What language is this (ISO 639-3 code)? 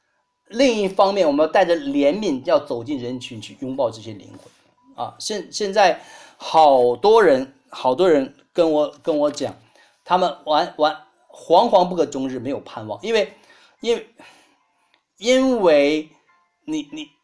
zho